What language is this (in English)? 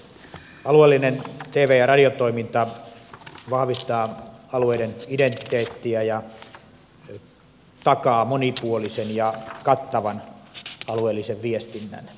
Finnish